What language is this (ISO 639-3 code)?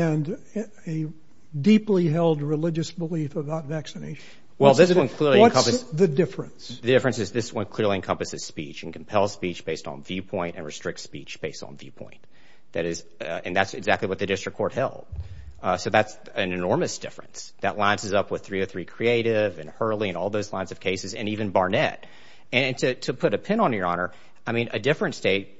eng